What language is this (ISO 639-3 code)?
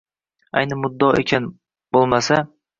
uzb